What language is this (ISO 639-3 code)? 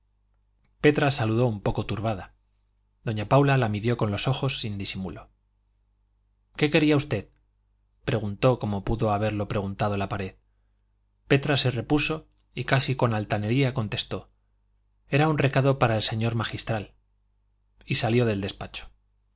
spa